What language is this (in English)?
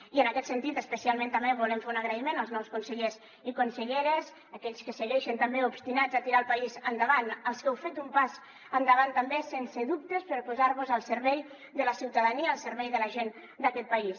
Catalan